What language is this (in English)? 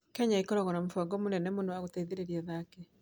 Kikuyu